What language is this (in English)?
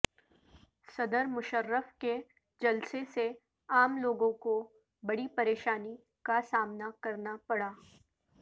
Urdu